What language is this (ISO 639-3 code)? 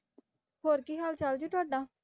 pan